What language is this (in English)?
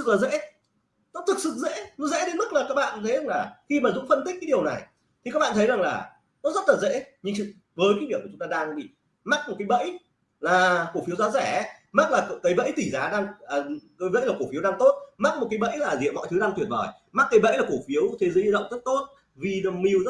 Vietnamese